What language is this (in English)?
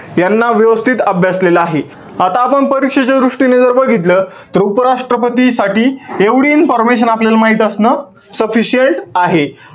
Marathi